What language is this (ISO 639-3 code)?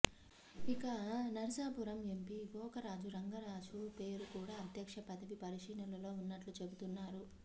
tel